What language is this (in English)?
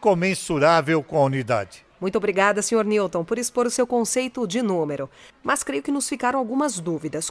Portuguese